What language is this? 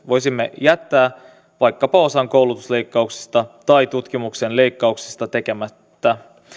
Finnish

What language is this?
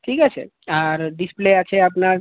Bangla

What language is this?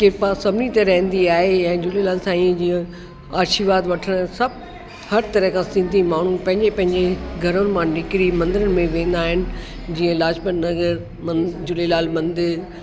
Sindhi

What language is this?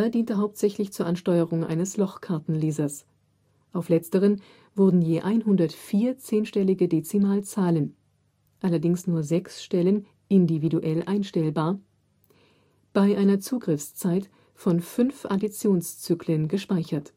German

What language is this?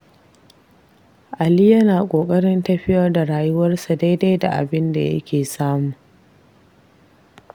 Hausa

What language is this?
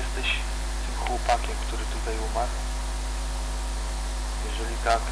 Polish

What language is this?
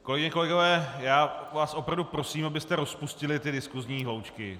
Czech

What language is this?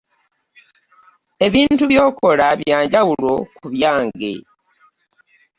Ganda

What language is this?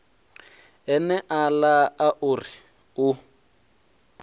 Venda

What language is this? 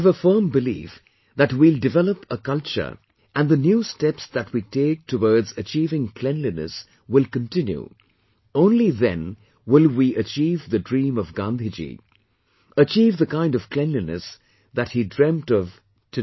English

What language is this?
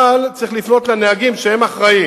Hebrew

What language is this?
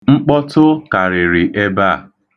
Igbo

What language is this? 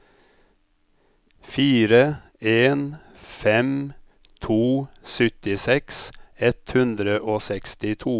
Norwegian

